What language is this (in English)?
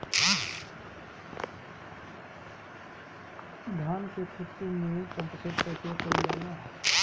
Bhojpuri